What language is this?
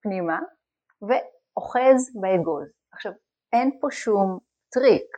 Hebrew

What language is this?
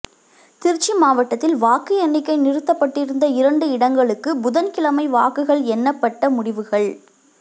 Tamil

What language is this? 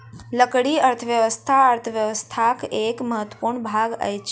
Maithili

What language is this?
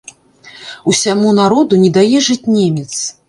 Belarusian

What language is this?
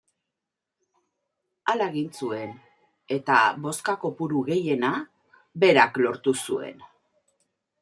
Basque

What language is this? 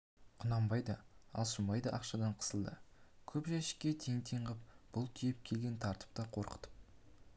Kazakh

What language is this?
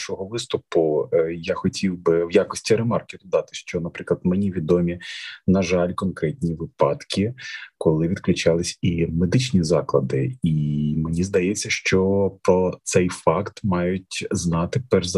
Ukrainian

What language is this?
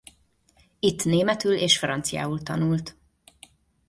Hungarian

